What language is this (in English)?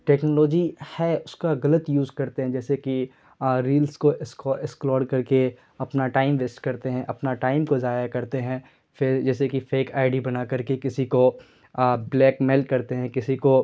Urdu